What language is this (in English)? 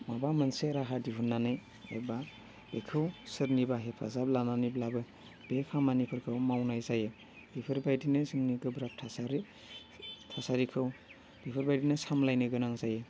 Bodo